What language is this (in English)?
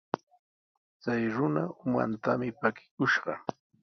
Sihuas Ancash Quechua